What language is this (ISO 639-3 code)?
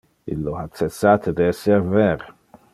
ina